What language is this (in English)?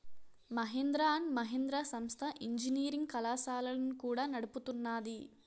Telugu